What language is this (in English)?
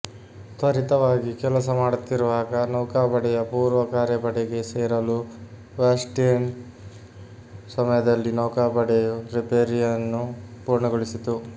Kannada